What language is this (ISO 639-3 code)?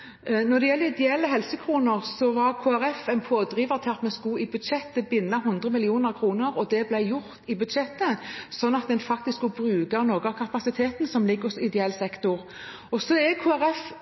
nor